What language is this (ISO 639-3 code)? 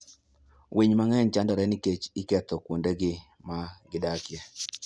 luo